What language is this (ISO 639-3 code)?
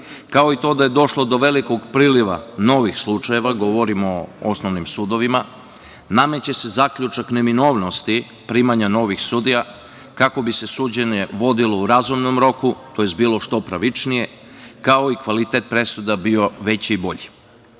srp